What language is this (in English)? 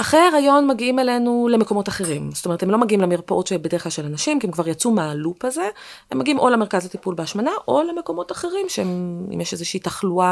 Hebrew